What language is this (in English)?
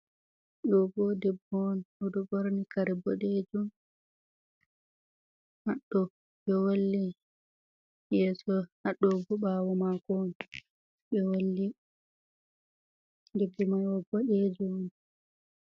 Fula